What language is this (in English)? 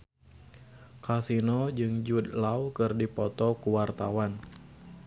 Sundanese